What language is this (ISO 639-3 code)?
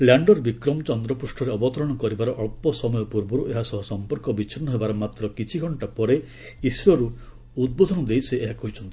ori